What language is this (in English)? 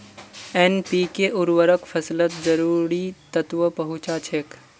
Magahi